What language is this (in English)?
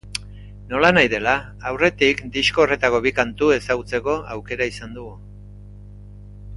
Basque